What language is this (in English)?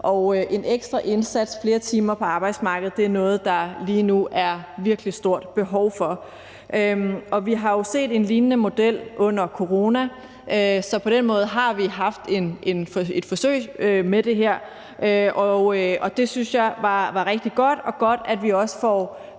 Danish